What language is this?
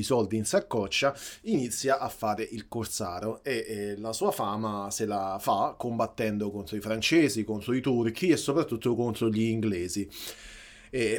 Italian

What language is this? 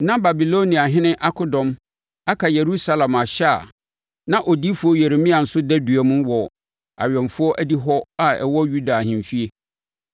Akan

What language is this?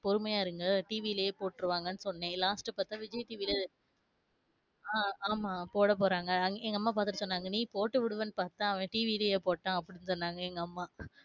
Tamil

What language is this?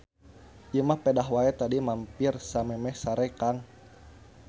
Sundanese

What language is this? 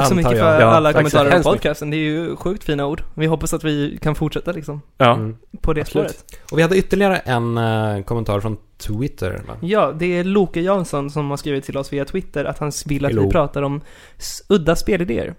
Swedish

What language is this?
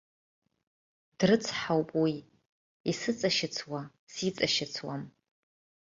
Abkhazian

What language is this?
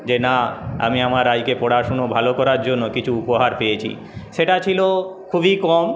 Bangla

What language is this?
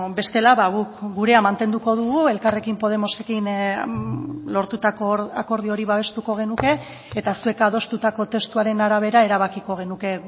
Basque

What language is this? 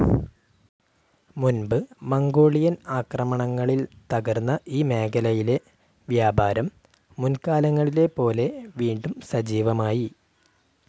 Malayalam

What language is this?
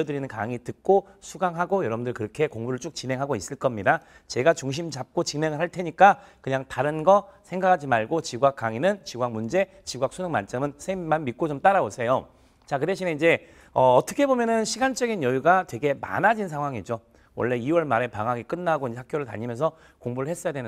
Korean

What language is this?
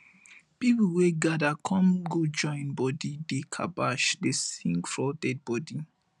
Nigerian Pidgin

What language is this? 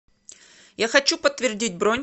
Russian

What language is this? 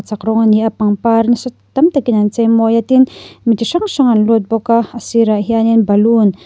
Mizo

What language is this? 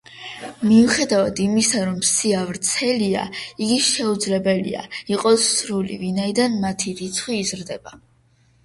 Georgian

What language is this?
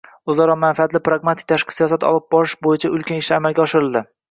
Uzbek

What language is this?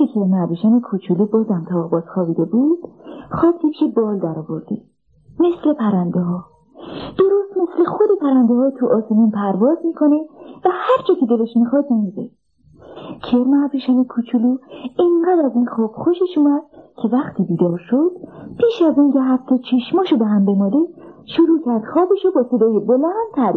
Persian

